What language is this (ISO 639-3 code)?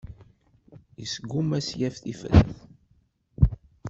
kab